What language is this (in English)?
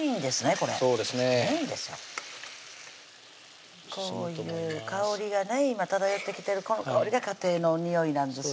Japanese